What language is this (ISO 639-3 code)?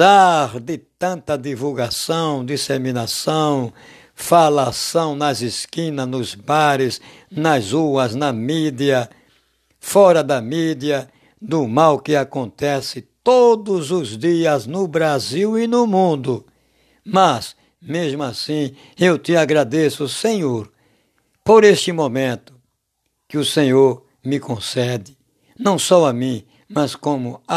por